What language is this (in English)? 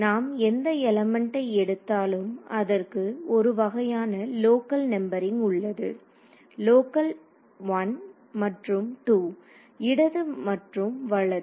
Tamil